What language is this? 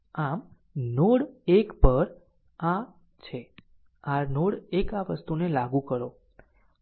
Gujarati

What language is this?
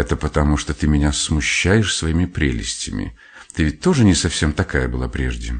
Russian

